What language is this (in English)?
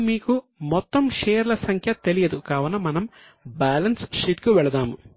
Telugu